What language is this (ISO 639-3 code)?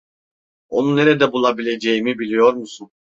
tur